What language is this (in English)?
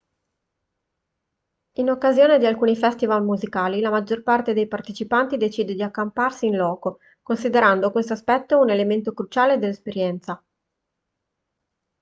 Italian